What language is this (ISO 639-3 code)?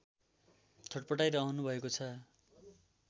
nep